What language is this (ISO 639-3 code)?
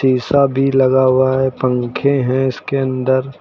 hin